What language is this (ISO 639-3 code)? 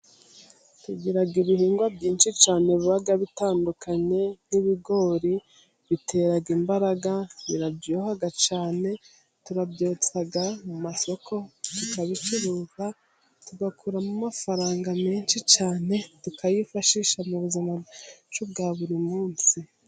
kin